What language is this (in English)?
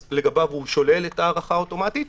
Hebrew